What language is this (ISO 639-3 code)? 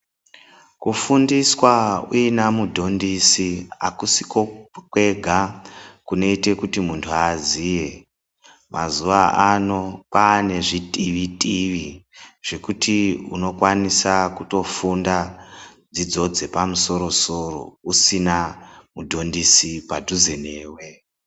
ndc